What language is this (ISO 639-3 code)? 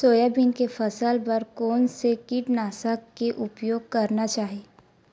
hne